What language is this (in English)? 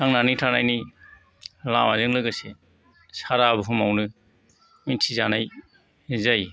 Bodo